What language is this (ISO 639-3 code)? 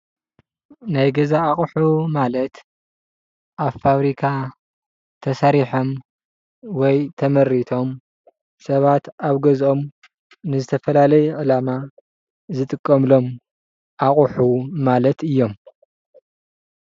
tir